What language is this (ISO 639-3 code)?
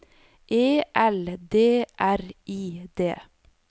nor